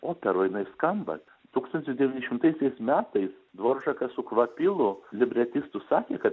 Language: Lithuanian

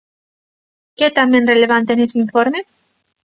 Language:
Galician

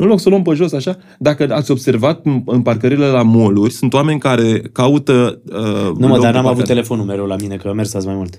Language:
Romanian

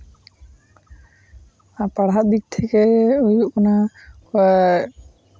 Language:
Santali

